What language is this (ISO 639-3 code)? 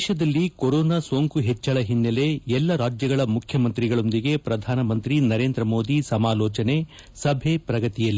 kan